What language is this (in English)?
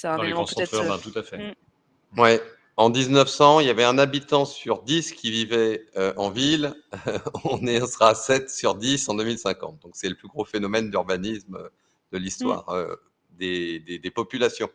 French